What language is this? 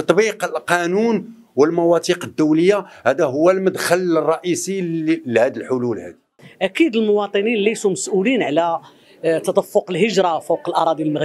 Arabic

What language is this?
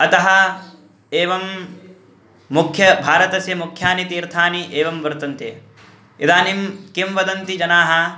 Sanskrit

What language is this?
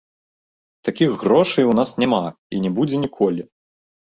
Belarusian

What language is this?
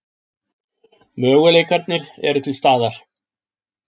Icelandic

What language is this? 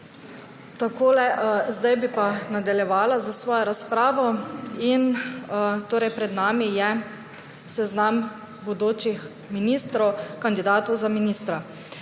Slovenian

